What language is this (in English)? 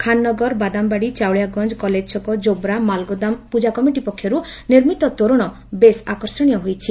Odia